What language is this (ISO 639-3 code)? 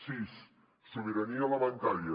cat